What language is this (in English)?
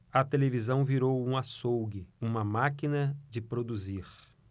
Portuguese